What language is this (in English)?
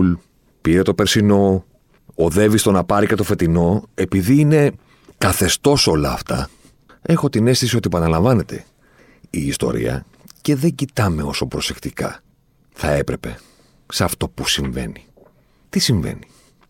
Greek